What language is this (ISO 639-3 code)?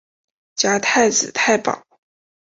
zho